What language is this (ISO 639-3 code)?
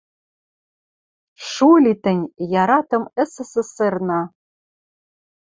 mrj